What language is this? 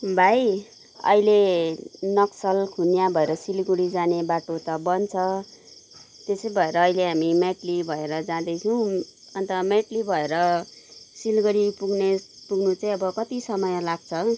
Nepali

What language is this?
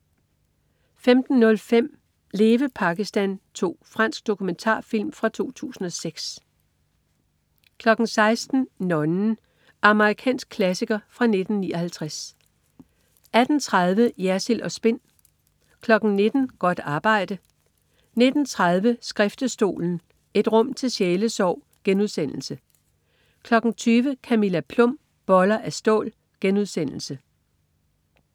Danish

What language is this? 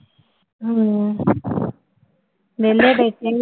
Punjabi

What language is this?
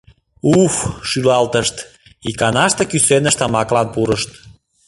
Mari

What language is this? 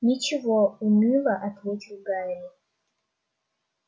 Russian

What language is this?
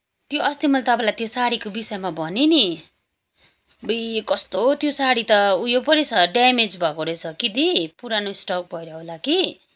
Nepali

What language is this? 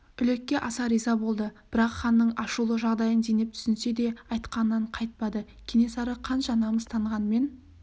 Kazakh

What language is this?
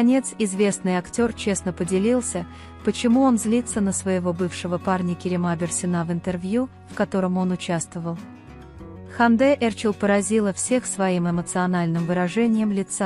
Russian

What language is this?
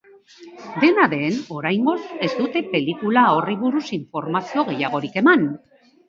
Basque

